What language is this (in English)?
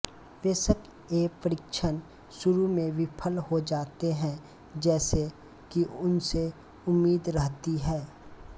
Hindi